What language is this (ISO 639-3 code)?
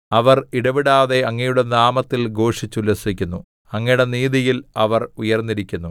mal